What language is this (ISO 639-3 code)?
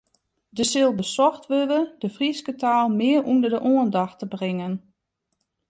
fry